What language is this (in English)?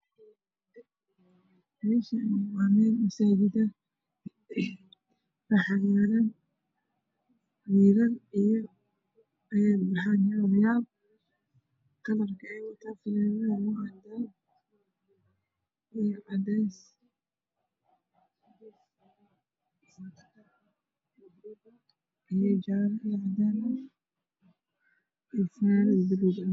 Somali